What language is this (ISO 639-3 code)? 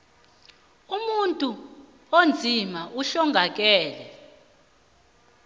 nbl